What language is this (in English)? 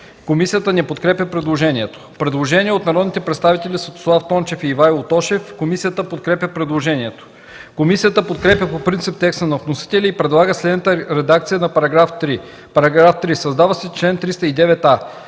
Bulgarian